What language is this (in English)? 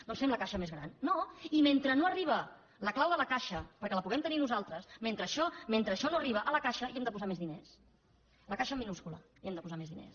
Catalan